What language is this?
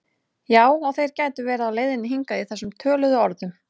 Icelandic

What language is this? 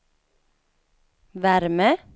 Swedish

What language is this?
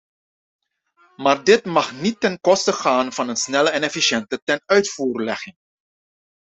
Dutch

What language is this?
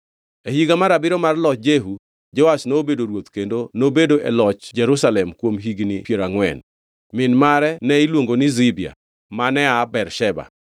Luo (Kenya and Tanzania)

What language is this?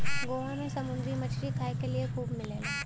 Bhojpuri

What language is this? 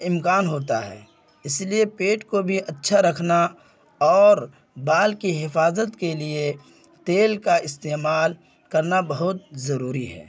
Urdu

